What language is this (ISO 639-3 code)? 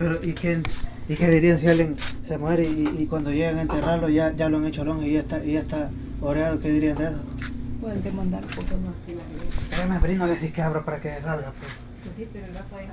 spa